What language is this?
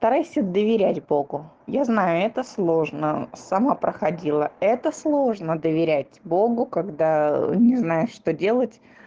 Russian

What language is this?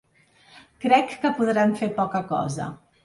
Catalan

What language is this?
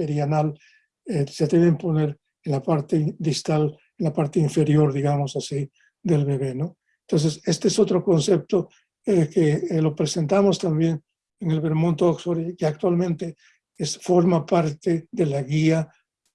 Spanish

